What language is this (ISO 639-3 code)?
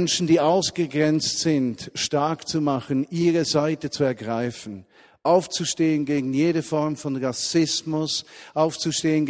deu